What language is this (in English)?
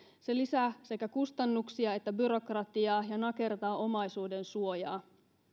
Finnish